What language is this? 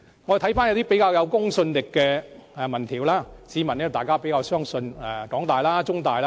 Cantonese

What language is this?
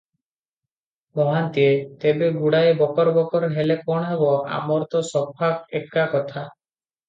Odia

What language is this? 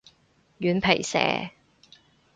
Cantonese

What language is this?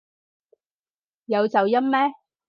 Cantonese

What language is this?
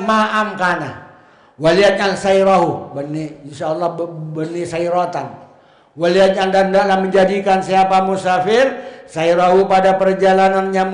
Indonesian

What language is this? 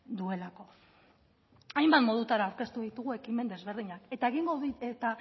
Basque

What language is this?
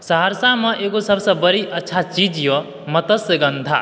Maithili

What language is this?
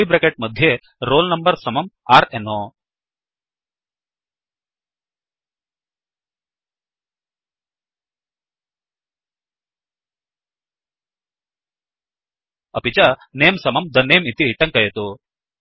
Sanskrit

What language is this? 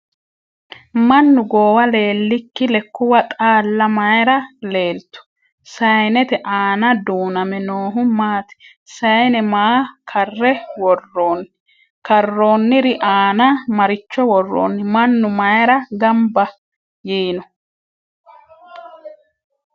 Sidamo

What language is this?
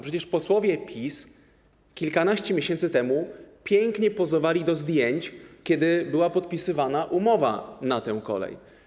Polish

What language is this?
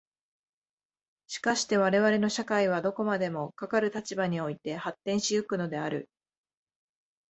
Japanese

